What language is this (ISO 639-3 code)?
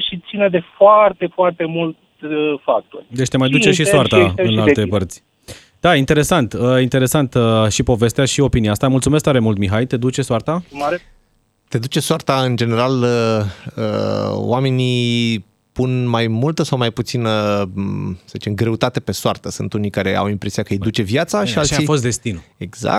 ron